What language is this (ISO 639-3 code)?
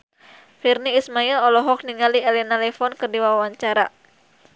sun